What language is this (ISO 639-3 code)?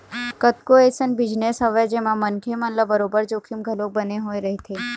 hne